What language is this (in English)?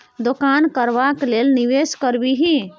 Maithili